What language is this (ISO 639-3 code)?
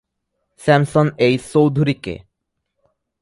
ben